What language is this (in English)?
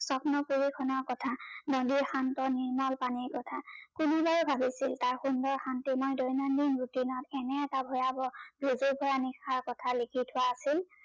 Assamese